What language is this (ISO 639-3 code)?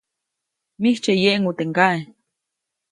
zoc